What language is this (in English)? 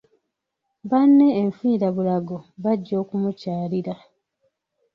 Ganda